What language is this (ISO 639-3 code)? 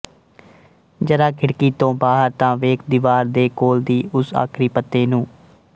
pan